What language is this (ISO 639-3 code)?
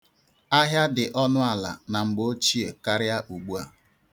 ibo